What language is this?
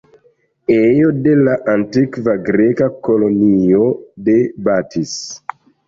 Esperanto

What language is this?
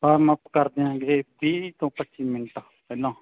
Punjabi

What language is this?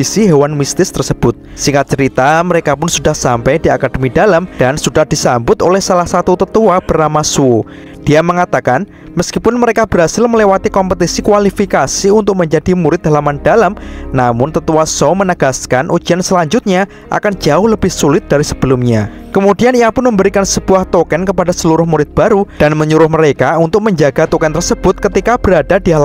Indonesian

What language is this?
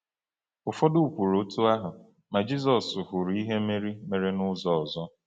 Igbo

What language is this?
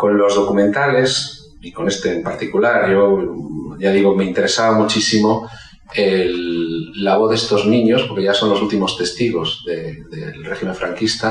Spanish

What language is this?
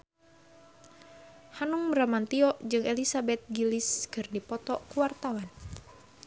Sundanese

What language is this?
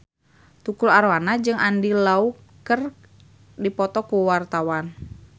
Sundanese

